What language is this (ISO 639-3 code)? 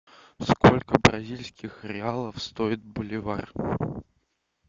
rus